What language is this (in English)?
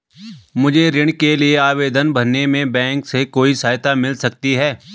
Hindi